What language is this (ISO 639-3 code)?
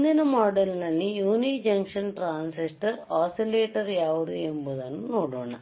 kan